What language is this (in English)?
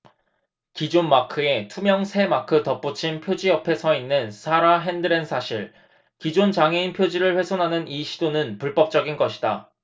Korean